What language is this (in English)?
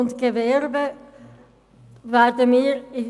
Swiss German